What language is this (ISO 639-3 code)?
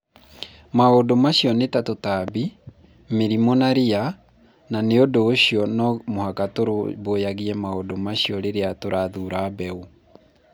kik